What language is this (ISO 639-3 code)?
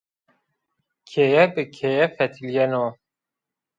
zza